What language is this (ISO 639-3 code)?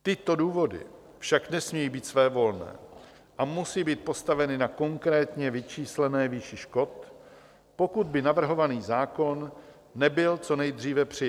ces